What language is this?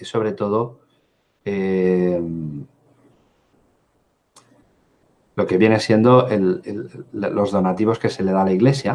Spanish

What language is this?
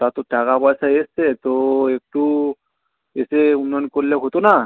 Bangla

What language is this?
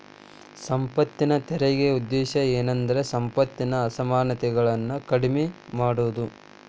Kannada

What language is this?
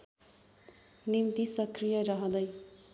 Nepali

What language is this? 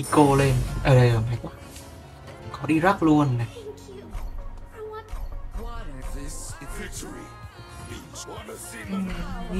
Vietnamese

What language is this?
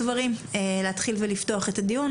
Hebrew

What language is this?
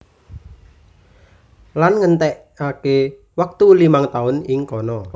Javanese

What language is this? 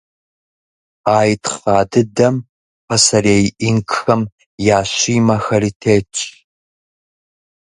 Kabardian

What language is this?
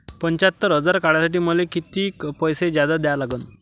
Marathi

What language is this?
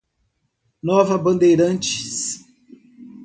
Portuguese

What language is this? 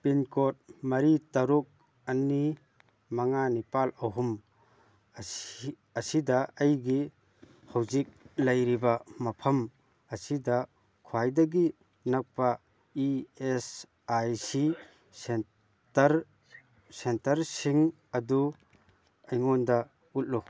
Manipuri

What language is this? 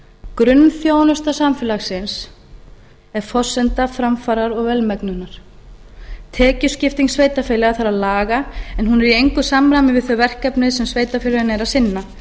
Icelandic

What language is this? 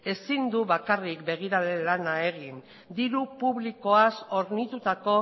Basque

